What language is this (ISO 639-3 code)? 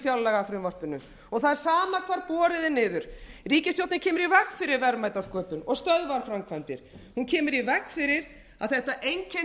isl